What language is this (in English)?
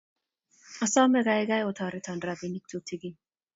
Kalenjin